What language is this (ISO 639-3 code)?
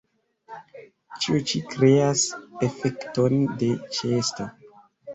epo